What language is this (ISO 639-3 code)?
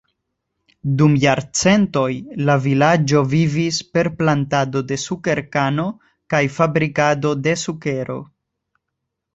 epo